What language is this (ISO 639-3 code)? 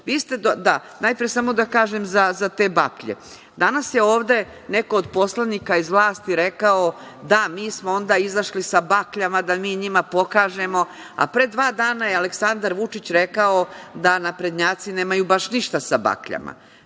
srp